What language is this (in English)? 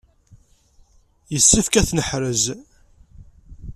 Kabyle